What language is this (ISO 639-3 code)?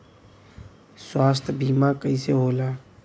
bho